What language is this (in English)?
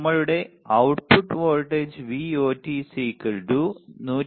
Malayalam